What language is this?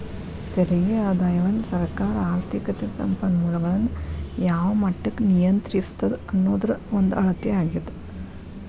Kannada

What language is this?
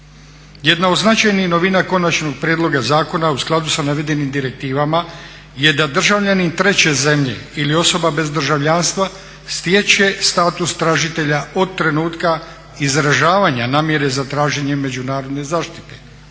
Croatian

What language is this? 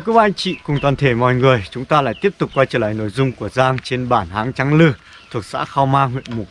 Vietnamese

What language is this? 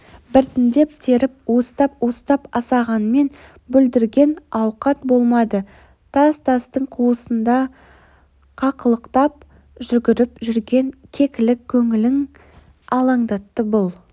Kazakh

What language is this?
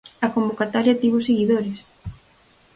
Galician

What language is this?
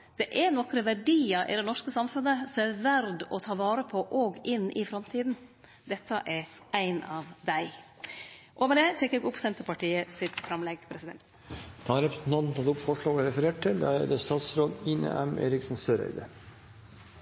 Norwegian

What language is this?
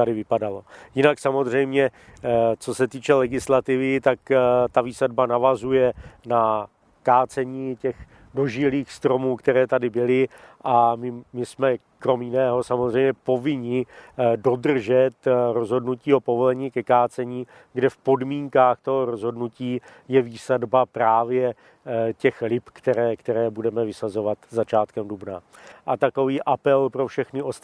Czech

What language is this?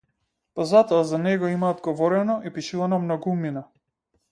Macedonian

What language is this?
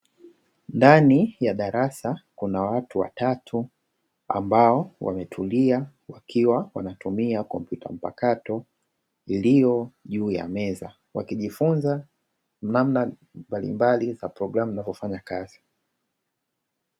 Swahili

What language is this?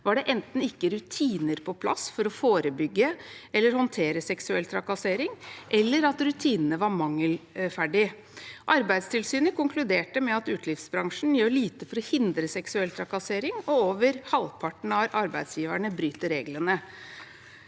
Norwegian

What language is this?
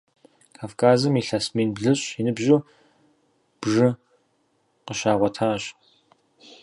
Kabardian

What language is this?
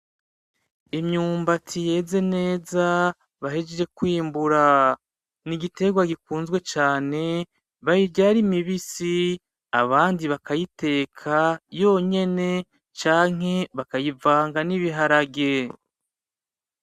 Rundi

